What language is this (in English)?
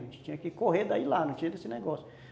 Portuguese